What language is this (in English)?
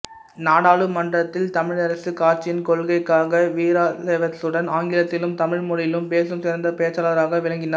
Tamil